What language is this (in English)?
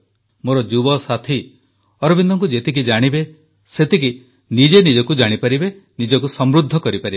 Odia